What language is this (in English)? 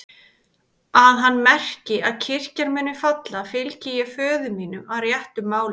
Icelandic